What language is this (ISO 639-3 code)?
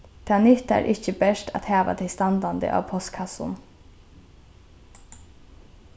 fao